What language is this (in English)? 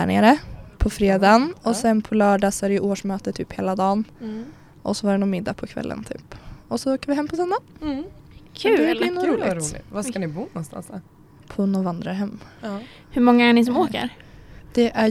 Swedish